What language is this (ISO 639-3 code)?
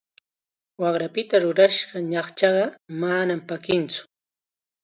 qxa